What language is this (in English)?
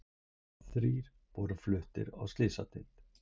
Icelandic